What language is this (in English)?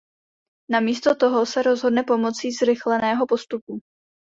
Czech